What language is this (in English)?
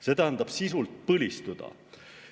Estonian